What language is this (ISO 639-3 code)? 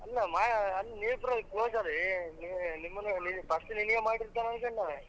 kan